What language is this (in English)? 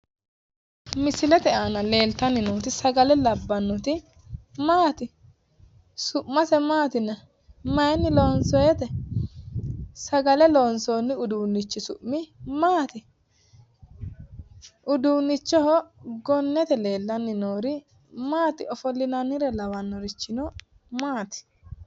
Sidamo